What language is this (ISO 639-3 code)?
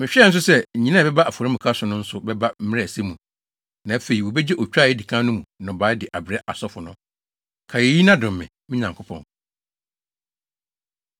aka